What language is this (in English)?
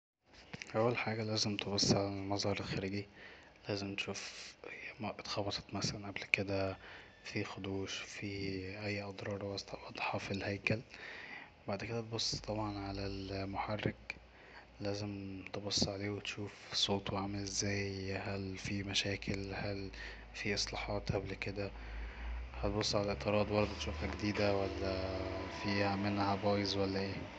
Egyptian Arabic